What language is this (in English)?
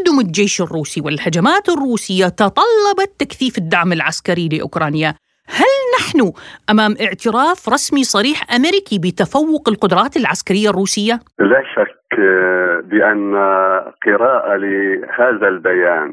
Arabic